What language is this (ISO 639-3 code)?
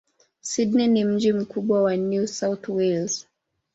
swa